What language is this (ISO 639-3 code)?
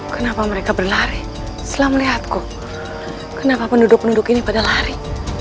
ind